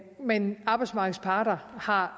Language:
Danish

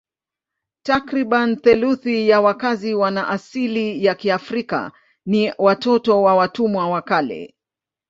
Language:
Swahili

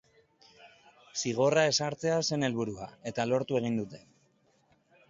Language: Basque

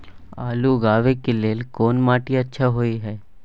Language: Maithili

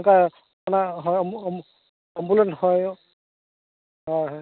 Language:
Santali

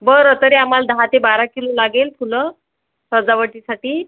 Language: Marathi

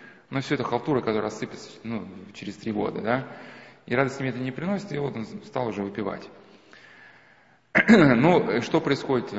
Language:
Russian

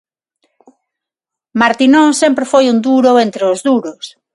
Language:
Galician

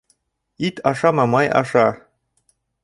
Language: Bashkir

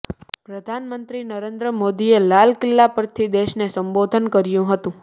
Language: Gujarati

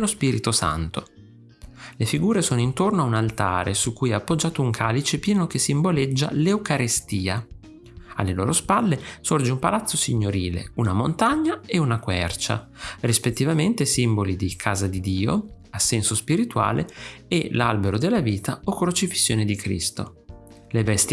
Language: Italian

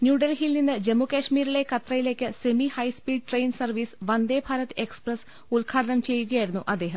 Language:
Malayalam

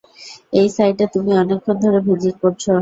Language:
Bangla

